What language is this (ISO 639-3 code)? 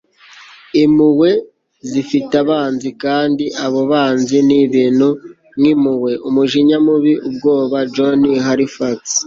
kin